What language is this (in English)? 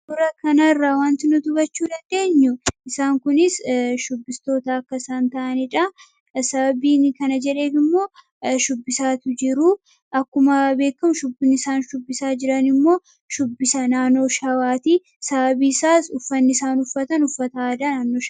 Oromo